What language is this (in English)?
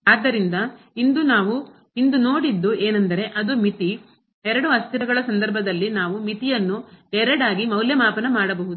Kannada